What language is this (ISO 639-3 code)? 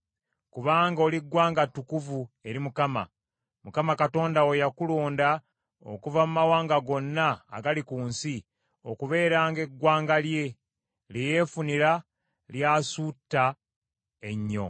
lug